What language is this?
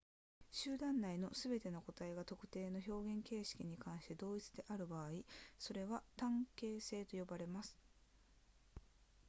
Japanese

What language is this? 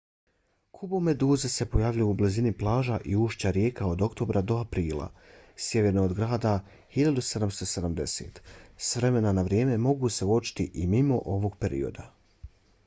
Bosnian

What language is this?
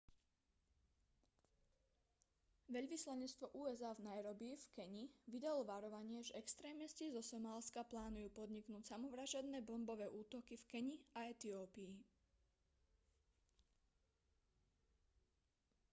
Slovak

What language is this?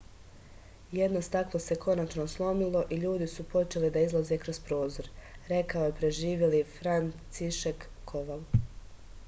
Serbian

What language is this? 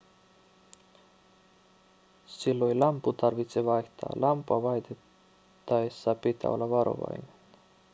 Finnish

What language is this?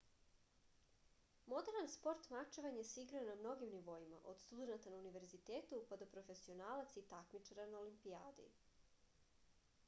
Serbian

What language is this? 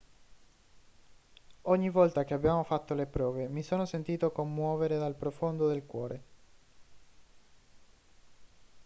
Italian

